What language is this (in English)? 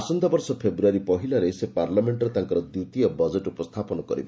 Odia